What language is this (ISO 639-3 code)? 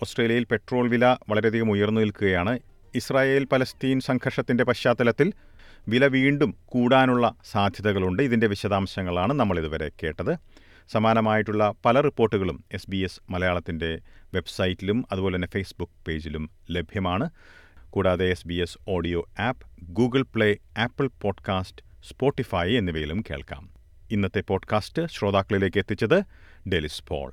mal